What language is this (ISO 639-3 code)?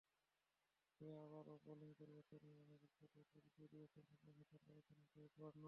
ben